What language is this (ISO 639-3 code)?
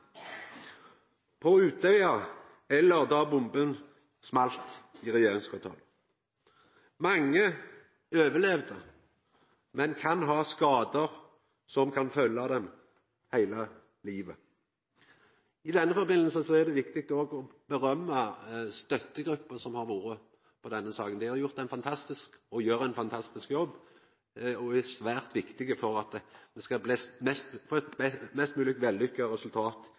nno